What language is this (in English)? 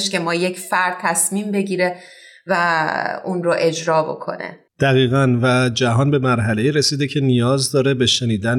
Persian